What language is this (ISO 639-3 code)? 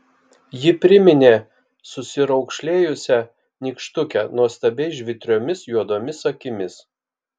lit